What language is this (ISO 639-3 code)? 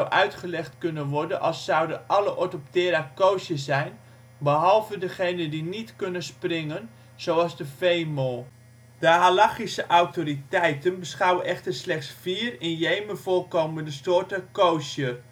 nld